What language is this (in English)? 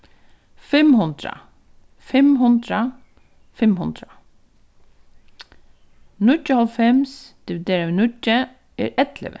Faroese